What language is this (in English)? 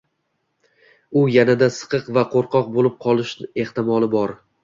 Uzbek